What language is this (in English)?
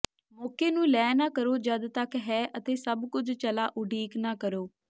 Punjabi